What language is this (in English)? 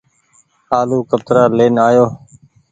Goaria